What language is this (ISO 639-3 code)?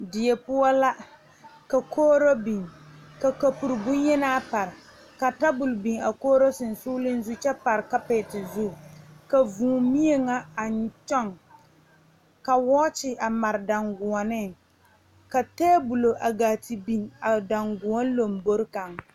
dga